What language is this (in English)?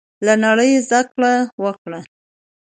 Pashto